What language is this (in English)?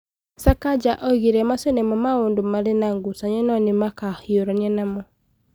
Kikuyu